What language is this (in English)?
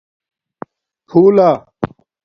Domaaki